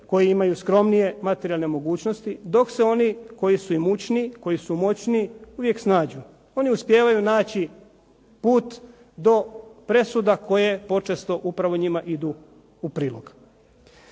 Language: Croatian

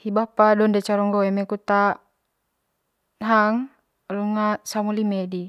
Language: Manggarai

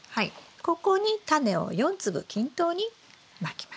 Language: Japanese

